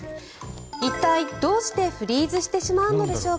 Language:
Japanese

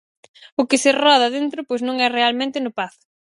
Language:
Galician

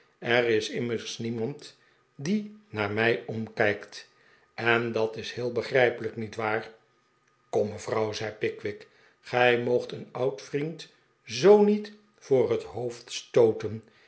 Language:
Dutch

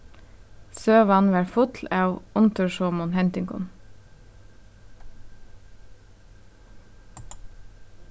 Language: Faroese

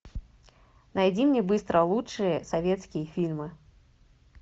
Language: Russian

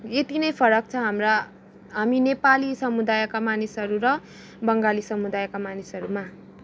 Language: Nepali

